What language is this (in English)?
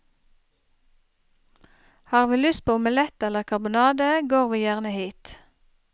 Norwegian